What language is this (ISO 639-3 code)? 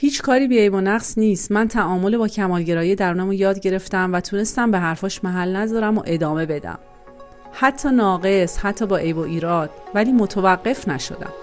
fas